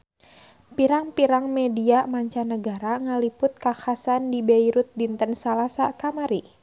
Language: Sundanese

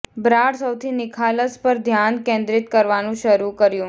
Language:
Gujarati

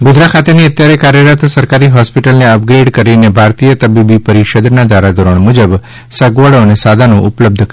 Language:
Gujarati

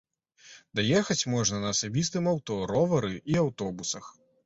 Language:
Belarusian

